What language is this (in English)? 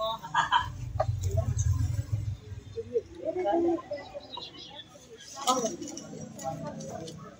Indonesian